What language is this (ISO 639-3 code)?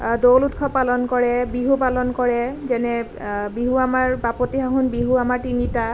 asm